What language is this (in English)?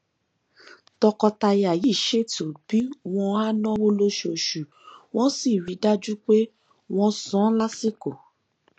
Yoruba